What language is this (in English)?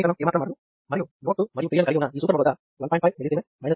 Telugu